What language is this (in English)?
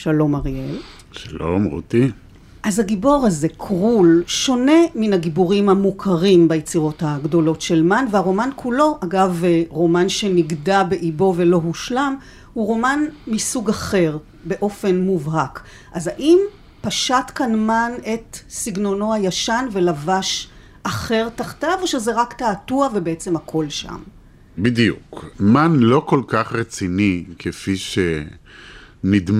Hebrew